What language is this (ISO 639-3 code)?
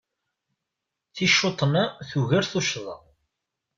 kab